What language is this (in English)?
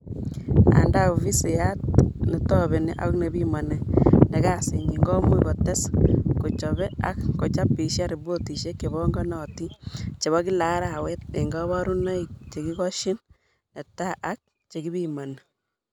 Kalenjin